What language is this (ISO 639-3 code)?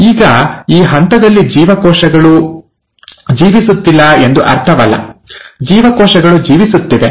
kan